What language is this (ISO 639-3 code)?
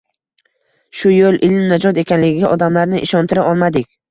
uzb